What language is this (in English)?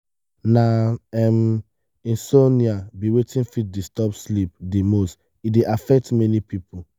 Nigerian Pidgin